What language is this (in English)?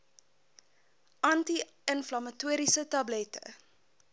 Afrikaans